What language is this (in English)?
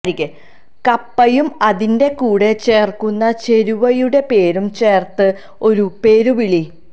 Malayalam